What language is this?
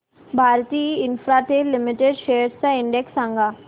Marathi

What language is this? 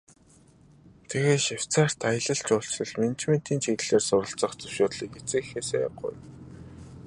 Mongolian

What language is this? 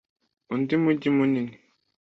Kinyarwanda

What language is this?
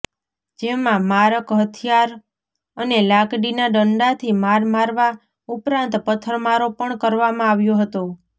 Gujarati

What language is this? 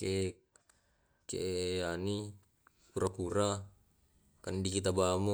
Tae'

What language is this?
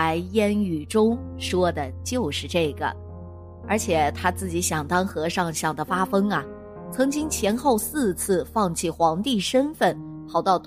Chinese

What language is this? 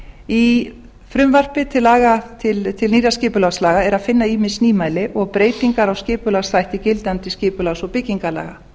Icelandic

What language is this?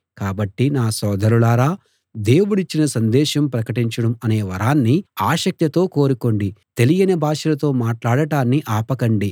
Telugu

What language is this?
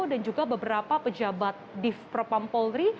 Indonesian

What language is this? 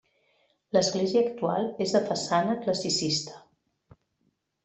Catalan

